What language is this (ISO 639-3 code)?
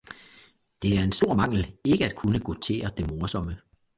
dan